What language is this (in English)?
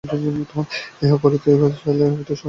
Bangla